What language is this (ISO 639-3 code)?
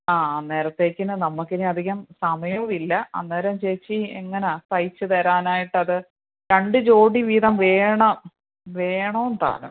mal